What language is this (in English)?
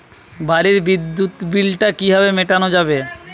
Bangla